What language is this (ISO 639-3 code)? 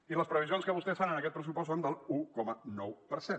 cat